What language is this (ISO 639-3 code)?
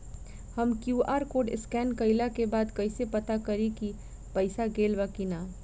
bho